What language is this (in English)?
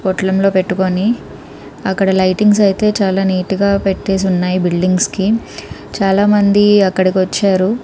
Telugu